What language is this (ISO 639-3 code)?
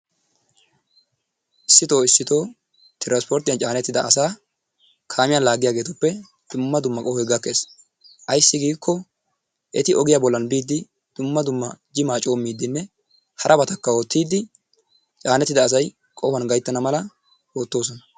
wal